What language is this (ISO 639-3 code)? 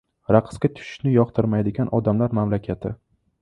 uzb